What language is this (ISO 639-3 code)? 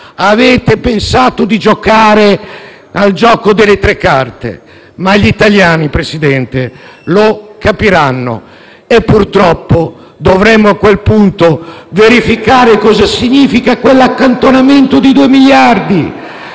ita